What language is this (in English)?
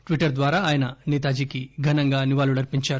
Telugu